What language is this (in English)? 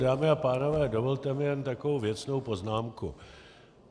Czech